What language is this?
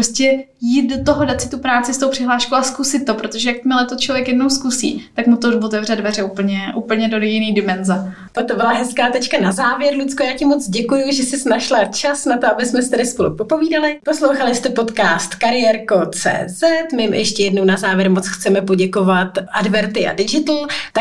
Czech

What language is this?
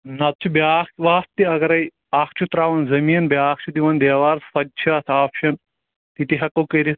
Kashmiri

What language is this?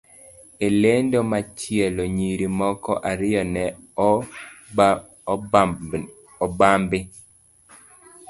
Luo (Kenya and Tanzania)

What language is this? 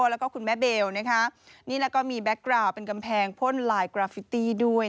Thai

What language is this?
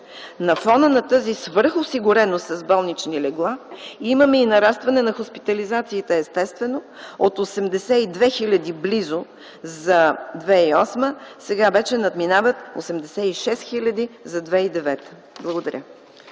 Bulgarian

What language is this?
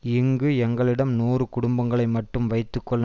Tamil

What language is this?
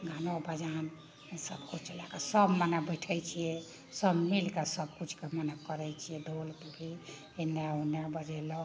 Maithili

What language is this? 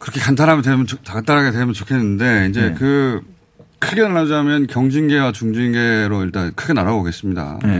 Korean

